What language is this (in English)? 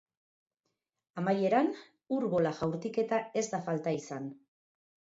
Basque